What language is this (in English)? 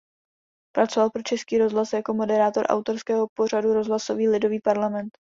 Czech